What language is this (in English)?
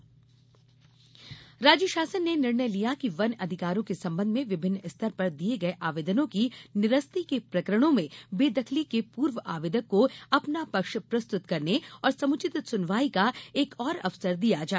Hindi